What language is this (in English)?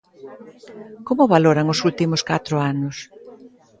Galician